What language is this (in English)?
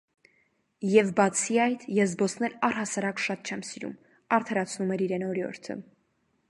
Armenian